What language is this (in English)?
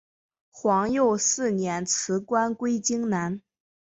Chinese